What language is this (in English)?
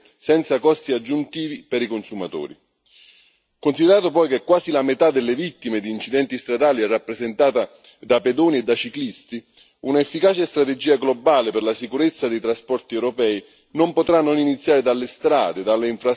Italian